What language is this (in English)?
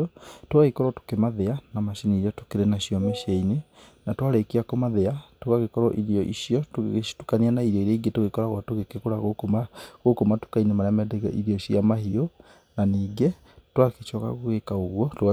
Kikuyu